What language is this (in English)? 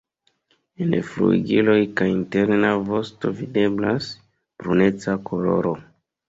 Esperanto